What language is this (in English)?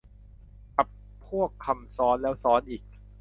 Thai